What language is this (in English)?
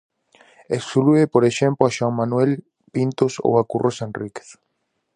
Galician